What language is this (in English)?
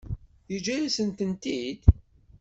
Kabyle